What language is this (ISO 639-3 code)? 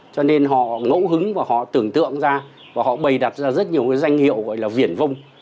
vie